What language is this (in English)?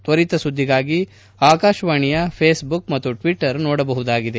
Kannada